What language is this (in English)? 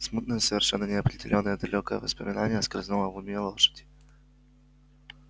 Russian